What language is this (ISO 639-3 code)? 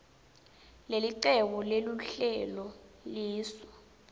ssw